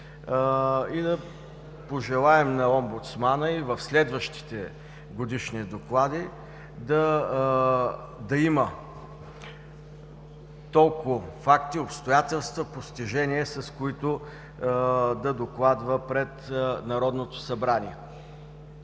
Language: Bulgarian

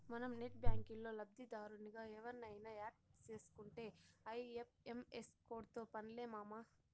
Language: Telugu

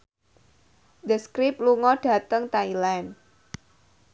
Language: Javanese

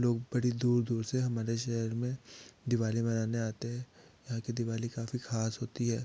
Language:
Hindi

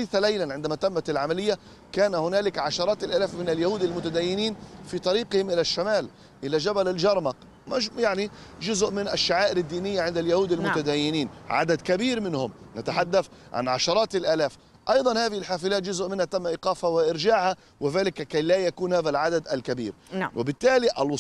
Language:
Arabic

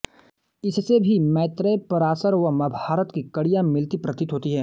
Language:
Hindi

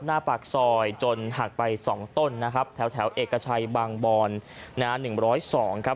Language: Thai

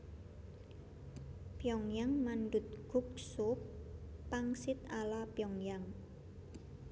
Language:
Javanese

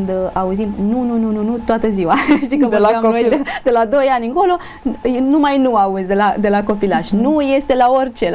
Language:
Romanian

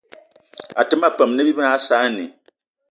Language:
Eton (Cameroon)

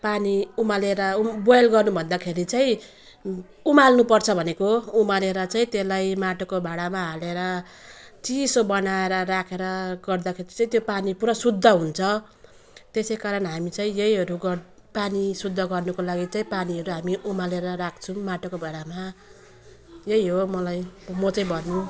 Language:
Nepali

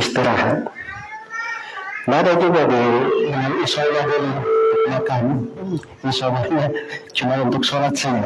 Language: Indonesian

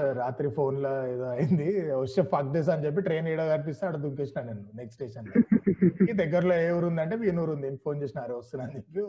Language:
Telugu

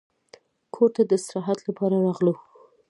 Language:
Pashto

